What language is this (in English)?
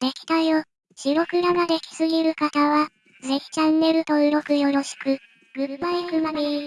Japanese